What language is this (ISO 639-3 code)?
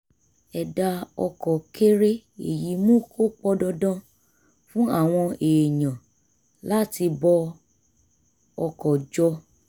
yor